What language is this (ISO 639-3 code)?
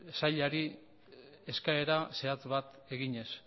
eus